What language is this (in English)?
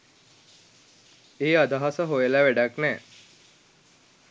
Sinhala